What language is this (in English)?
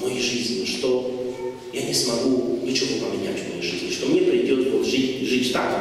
Russian